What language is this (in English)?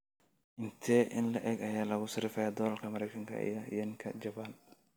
Somali